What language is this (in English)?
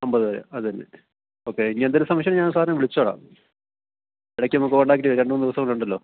Malayalam